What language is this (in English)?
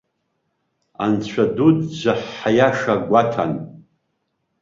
Abkhazian